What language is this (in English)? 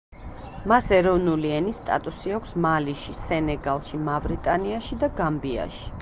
Georgian